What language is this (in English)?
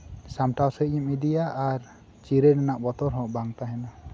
Santali